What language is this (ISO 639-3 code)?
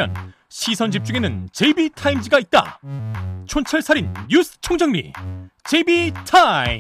kor